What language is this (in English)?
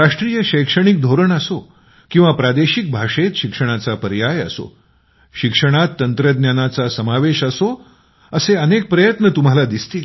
Marathi